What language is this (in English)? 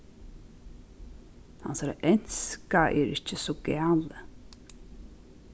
Faroese